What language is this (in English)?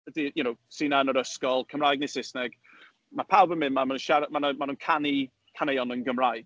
Welsh